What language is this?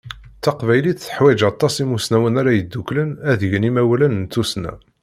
Kabyle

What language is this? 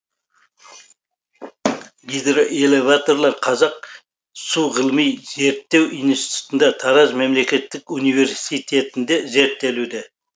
Kazakh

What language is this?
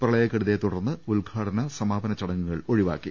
Malayalam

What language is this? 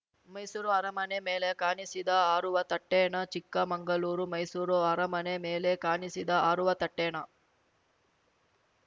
Kannada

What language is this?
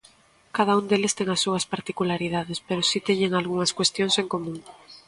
Galician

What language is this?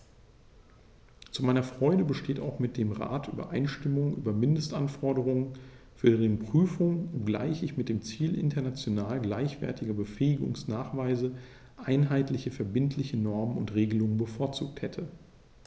German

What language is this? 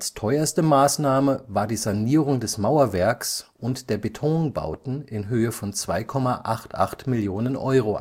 German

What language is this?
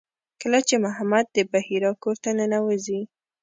Pashto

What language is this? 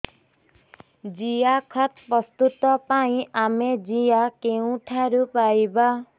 Odia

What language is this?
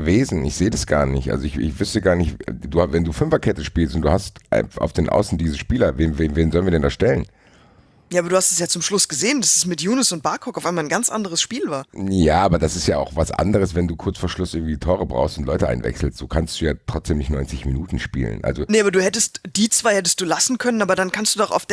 German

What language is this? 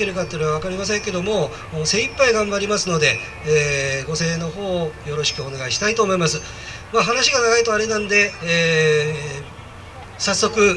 Japanese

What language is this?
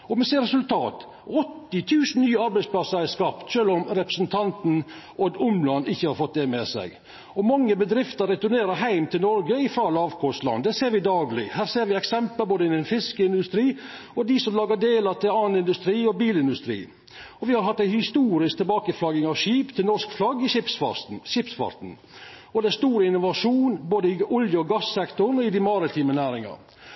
Norwegian Nynorsk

